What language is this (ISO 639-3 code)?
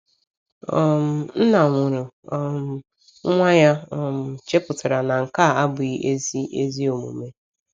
ibo